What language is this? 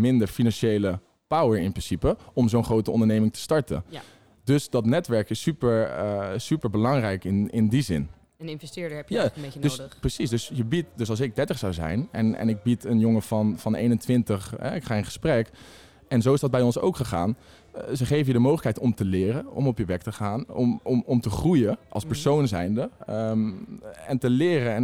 Dutch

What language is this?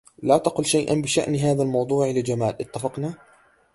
Arabic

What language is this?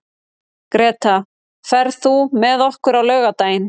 Icelandic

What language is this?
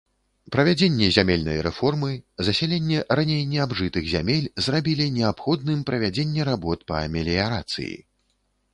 Belarusian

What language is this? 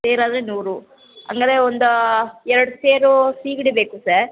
Kannada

